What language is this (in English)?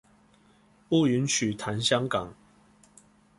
Chinese